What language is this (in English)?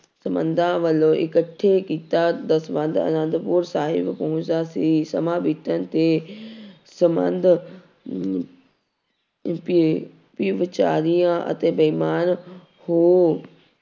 Punjabi